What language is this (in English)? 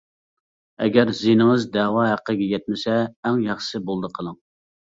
Uyghur